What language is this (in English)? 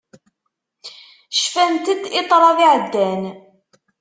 Kabyle